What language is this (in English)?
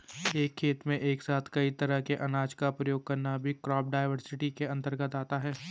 Hindi